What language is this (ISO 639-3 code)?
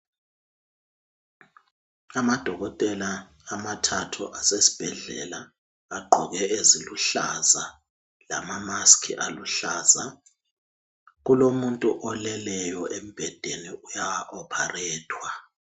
nde